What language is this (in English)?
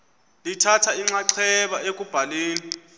Xhosa